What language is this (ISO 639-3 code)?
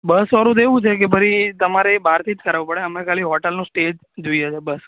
guj